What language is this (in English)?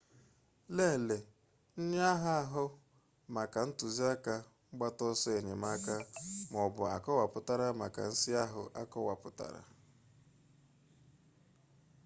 Igbo